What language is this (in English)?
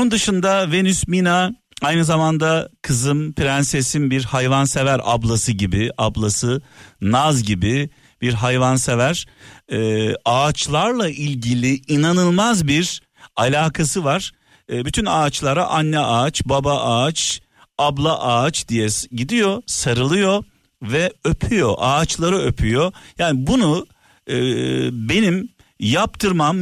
Turkish